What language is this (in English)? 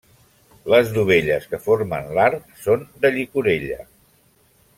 Catalan